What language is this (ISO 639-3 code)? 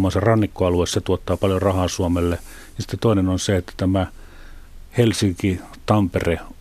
fin